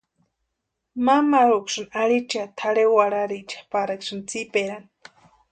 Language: Western Highland Purepecha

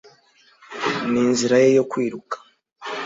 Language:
Kinyarwanda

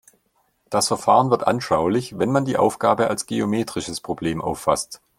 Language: German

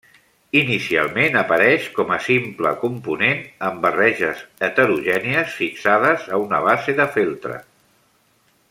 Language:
Catalan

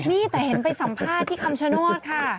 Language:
Thai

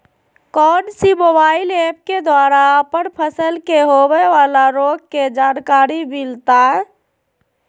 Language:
Magahi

